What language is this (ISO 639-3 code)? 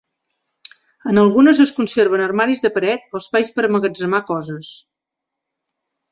cat